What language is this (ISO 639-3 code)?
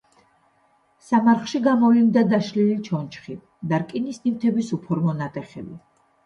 kat